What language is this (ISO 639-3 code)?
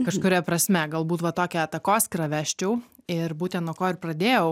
lit